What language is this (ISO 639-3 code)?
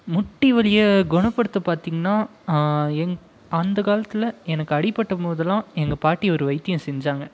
tam